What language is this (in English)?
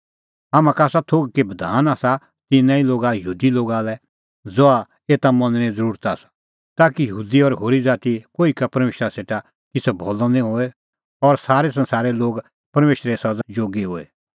Kullu Pahari